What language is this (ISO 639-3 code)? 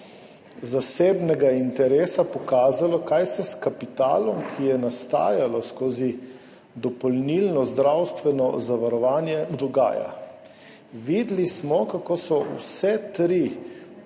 slv